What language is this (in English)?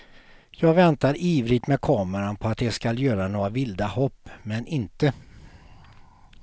Swedish